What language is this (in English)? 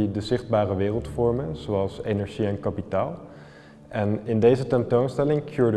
Dutch